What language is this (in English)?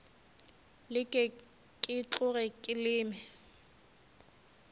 Northern Sotho